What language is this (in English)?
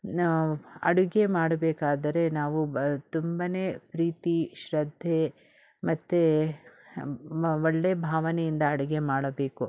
Kannada